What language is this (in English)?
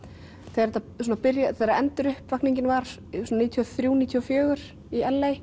Icelandic